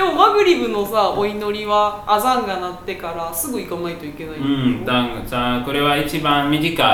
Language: Japanese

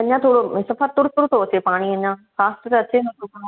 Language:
Sindhi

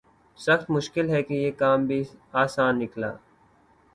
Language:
Urdu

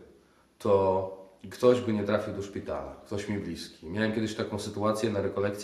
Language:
Polish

